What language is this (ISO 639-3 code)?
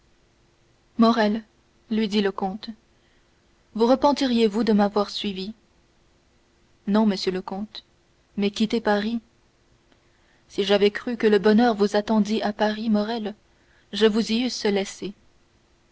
fra